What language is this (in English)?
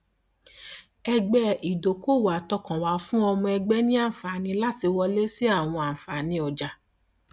Yoruba